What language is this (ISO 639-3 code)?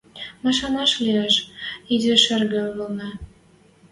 mrj